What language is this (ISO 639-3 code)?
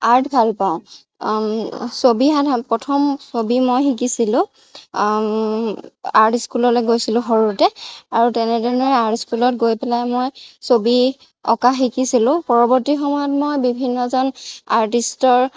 asm